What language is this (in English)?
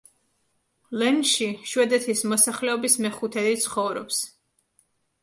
Georgian